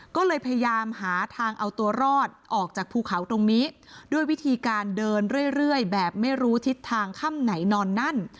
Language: Thai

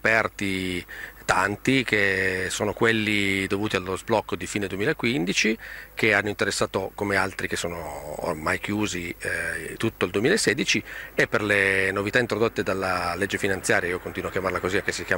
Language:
Italian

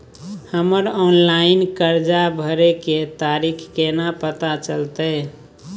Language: Maithili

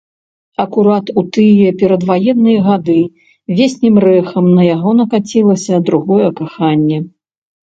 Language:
Belarusian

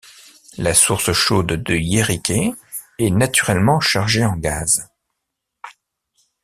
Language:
French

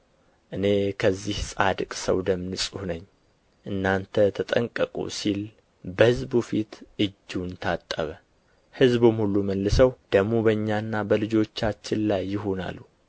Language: Amharic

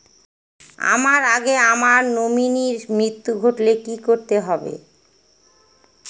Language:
Bangla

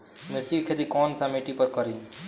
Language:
Bhojpuri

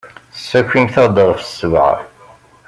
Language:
Kabyle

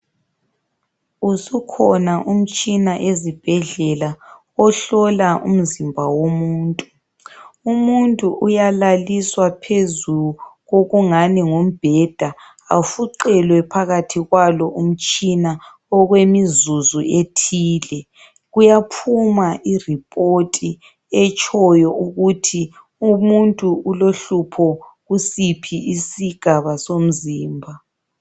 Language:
North Ndebele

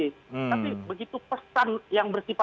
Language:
Indonesian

